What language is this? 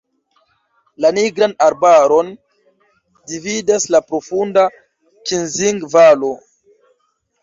Esperanto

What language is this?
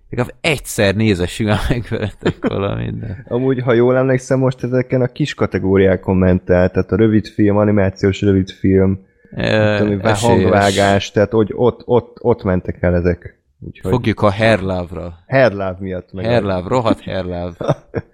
Hungarian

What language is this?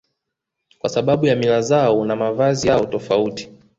Swahili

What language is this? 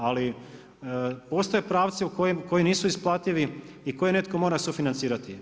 Croatian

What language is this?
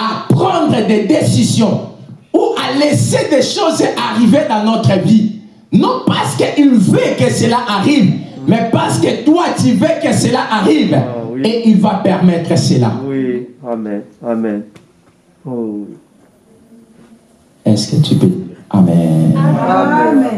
French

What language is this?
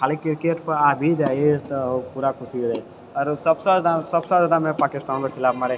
Maithili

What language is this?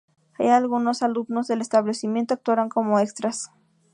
Spanish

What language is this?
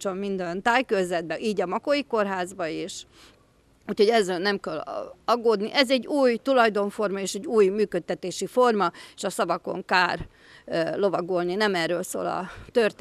Hungarian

